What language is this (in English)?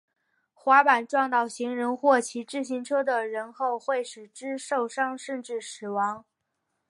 Chinese